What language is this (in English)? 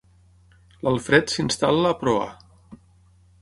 Catalan